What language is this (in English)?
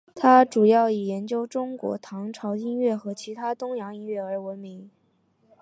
Chinese